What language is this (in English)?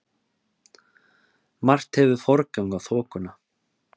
Icelandic